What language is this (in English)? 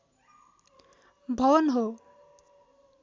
Nepali